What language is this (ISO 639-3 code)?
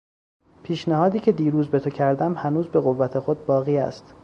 fas